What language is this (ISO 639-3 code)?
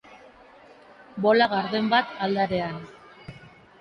eus